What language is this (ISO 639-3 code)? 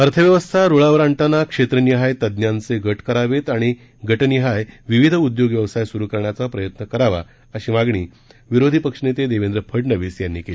mar